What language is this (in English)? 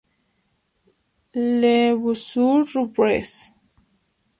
Spanish